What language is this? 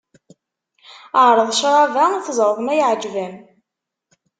Kabyle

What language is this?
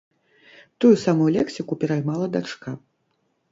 Belarusian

